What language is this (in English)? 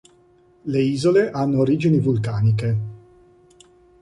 Italian